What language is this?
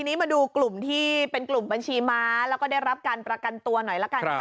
Thai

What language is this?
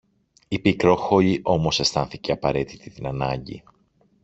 Greek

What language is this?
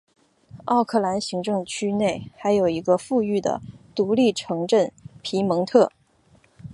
Chinese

